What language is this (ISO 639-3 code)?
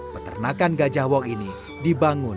ind